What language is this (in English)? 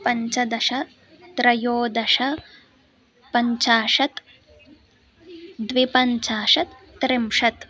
Sanskrit